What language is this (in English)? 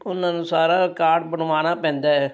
Punjabi